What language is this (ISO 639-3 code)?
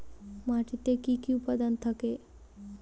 ben